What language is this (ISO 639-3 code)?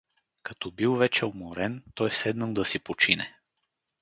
bul